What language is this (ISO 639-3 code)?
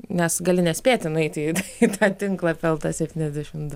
lit